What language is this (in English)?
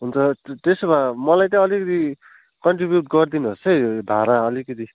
Nepali